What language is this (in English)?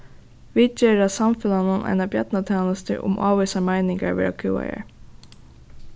Faroese